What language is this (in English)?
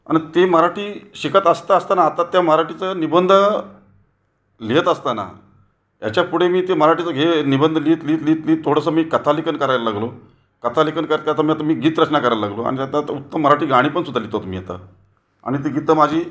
Marathi